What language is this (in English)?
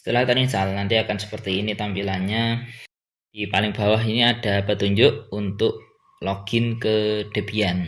Indonesian